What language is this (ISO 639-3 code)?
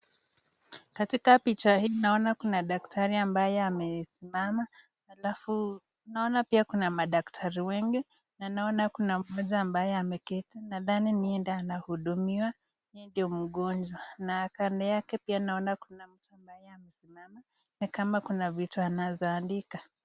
swa